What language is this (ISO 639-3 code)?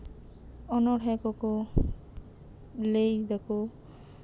sat